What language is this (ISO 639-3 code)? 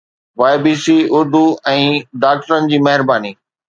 snd